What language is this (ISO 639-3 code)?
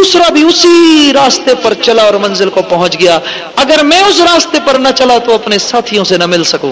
urd